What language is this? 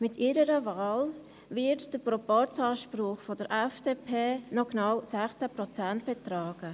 Swiss German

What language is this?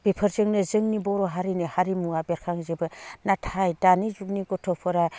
Bodo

